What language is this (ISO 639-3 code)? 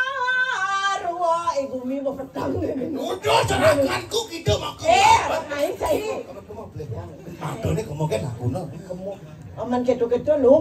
ind